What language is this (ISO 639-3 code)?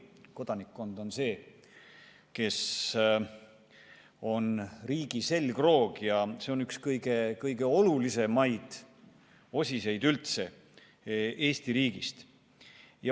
est